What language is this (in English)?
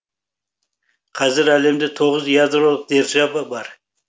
Kazakh